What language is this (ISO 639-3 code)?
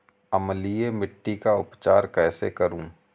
hin